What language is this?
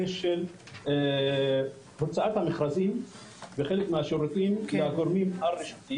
Hebrew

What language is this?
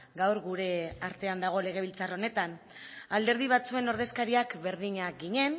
Basque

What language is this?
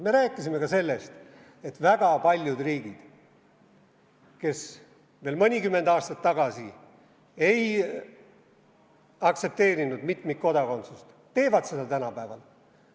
Estonian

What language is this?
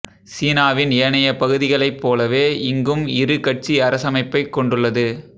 Tamil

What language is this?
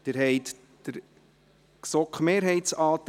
Swiss German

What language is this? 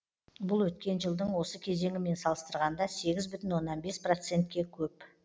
Kazakh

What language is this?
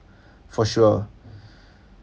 English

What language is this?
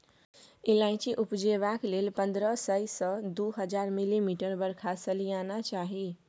Maithili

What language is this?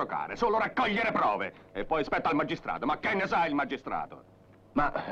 Italian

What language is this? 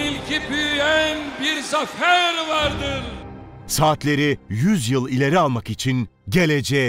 Turkish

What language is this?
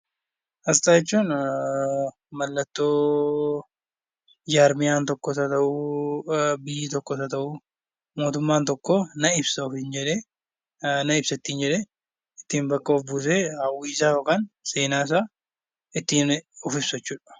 Oromo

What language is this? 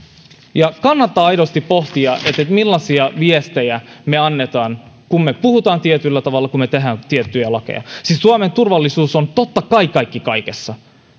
Finnish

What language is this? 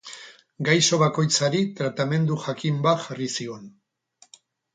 Basque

